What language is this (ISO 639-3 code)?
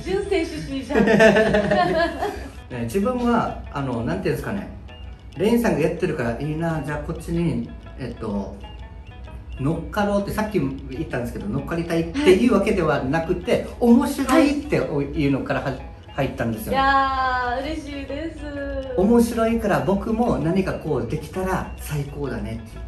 jpn